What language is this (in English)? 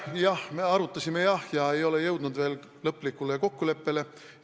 Estonian